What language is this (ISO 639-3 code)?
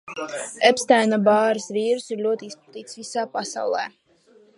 lav